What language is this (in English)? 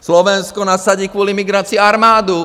Czech